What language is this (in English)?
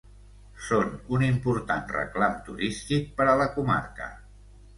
Catalan